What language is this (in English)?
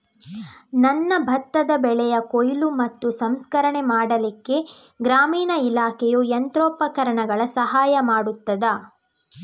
Kannada